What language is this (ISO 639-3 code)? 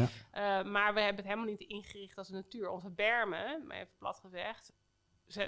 nld